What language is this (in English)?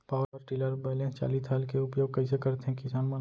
Chhattisgarhi